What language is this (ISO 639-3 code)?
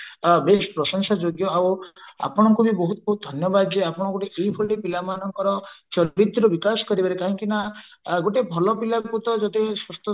ori